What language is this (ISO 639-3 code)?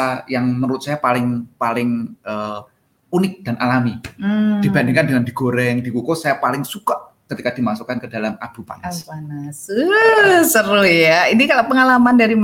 ind